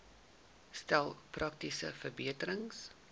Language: Afrikaans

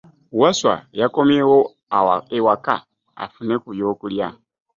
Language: Ganda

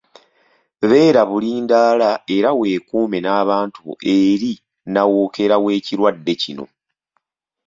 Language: Ganda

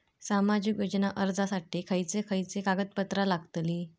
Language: Marathi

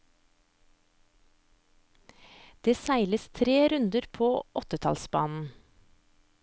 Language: Norwegian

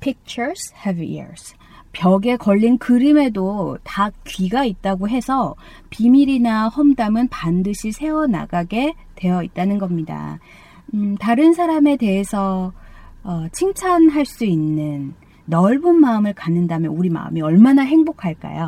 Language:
Korean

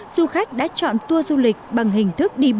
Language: Vietnamese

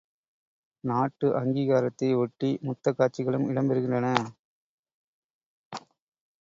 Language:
Tamil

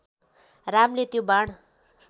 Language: Nepali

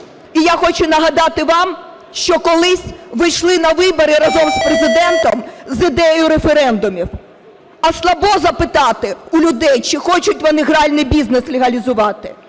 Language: Ukrainian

